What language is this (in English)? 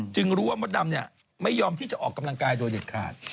Thai